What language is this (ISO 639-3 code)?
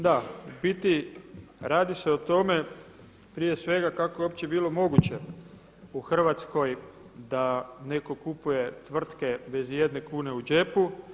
hrv